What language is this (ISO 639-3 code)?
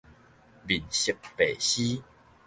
nan